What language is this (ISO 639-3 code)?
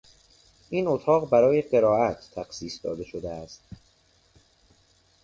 fas